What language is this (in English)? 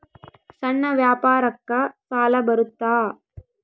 Kannada